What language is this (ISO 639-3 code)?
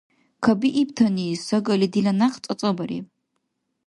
dar